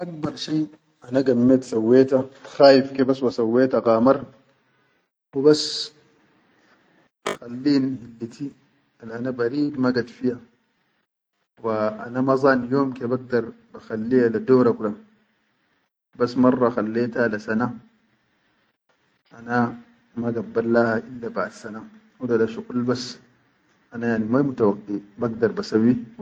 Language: Chadian Arabic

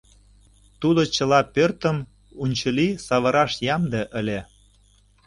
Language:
Mari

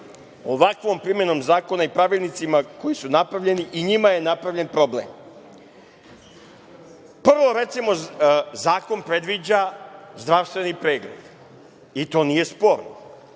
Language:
Serbian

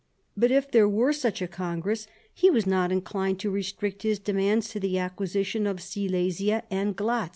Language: English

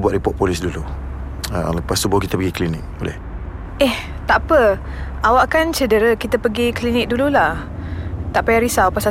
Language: Malay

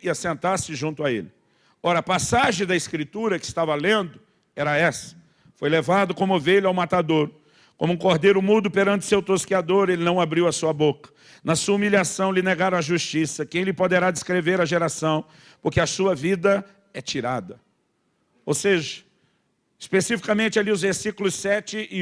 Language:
Portuguese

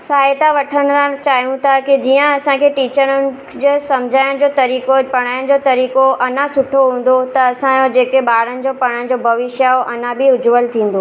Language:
Sindhi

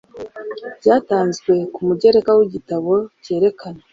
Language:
Kinyarwanda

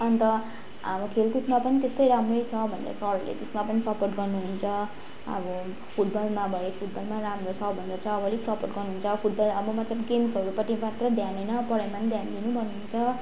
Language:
Nepali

